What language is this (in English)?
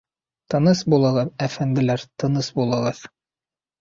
Bashkir